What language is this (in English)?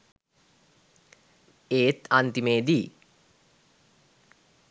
Sinhala